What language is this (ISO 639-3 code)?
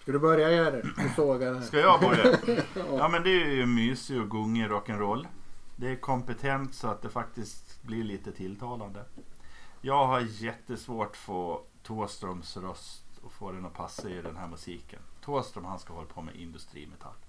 swe